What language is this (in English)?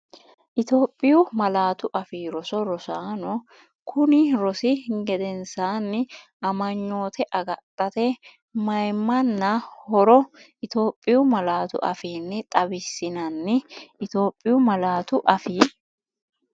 Sidamo